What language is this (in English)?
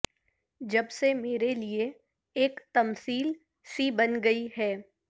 Urdu